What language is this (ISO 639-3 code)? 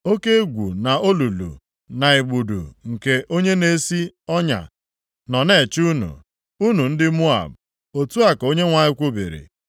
ibo